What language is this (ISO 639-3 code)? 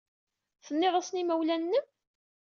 kab